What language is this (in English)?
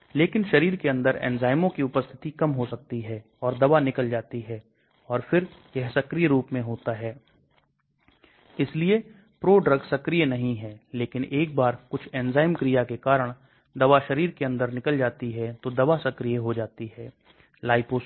Hindi